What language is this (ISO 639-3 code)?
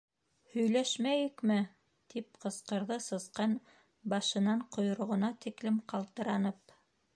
bak